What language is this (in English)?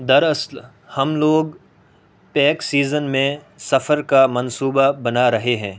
Urdu